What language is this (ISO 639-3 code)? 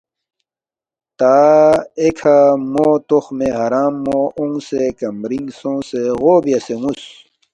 bft